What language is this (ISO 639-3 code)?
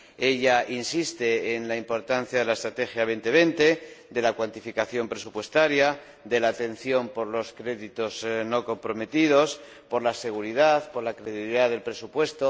spa